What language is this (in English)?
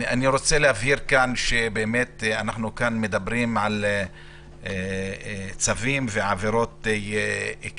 Hebrew